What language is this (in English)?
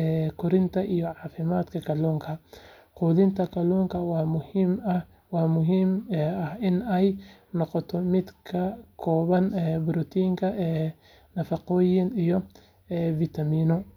Somali